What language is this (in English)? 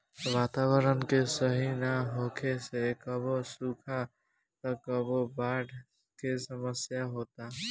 Bhojpuri